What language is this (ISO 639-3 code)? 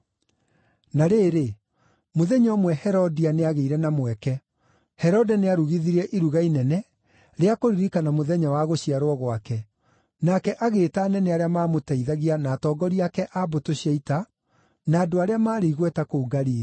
kik